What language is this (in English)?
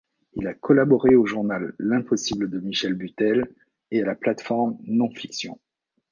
French